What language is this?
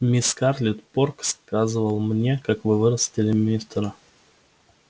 Russian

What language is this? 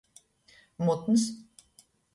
Latgalian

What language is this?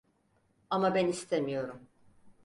Turkish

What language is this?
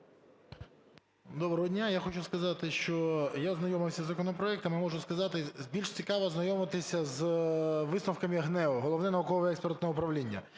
Ukrainian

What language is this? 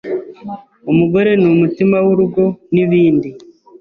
Kinyarwanda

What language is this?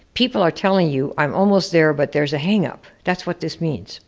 English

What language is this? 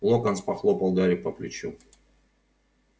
Russian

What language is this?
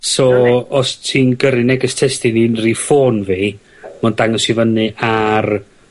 Welsh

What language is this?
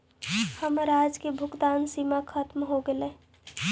Magahi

